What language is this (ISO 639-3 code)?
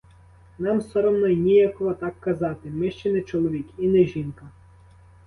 ukr